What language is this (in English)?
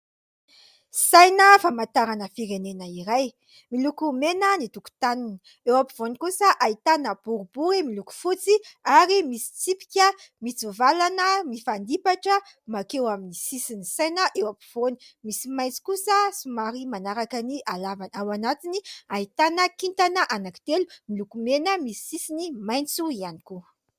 Malagasy